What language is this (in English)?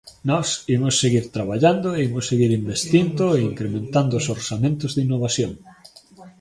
Galician